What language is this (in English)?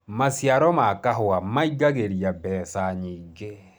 Kikuyu